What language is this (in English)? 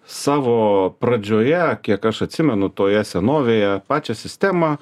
Lithuanian